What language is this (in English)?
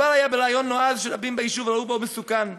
Hebrew